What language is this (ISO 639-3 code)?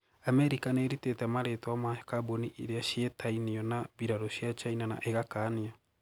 kik